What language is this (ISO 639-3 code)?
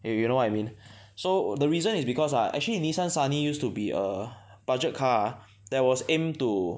eng